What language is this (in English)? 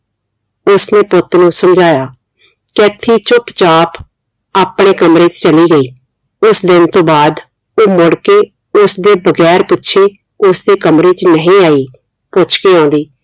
Punjabi